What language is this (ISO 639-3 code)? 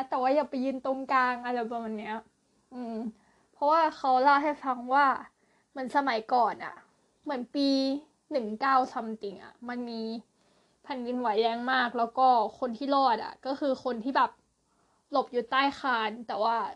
tha